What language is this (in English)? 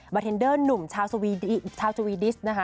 Thai